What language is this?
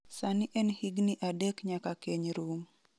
Luo (Kenya and Tanzania)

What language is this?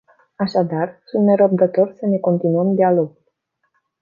Romanian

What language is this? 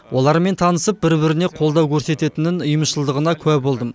Kazakh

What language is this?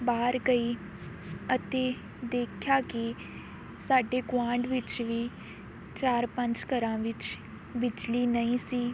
Punjabi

